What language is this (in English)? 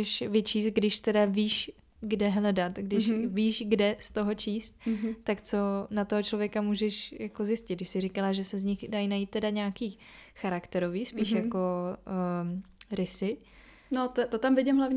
Czech